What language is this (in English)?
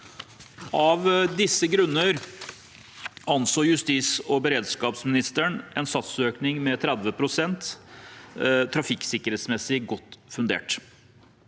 Norwegian